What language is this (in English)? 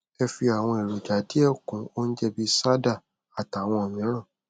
Yoruba